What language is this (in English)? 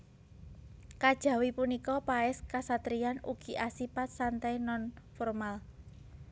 Javanese